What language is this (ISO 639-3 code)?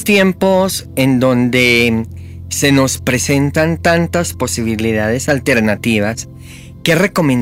spa